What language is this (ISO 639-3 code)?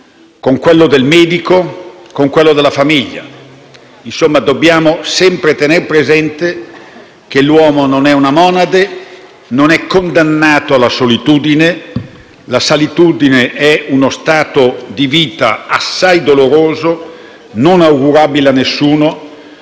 ita